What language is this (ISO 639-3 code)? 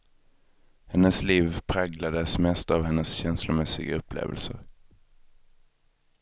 swe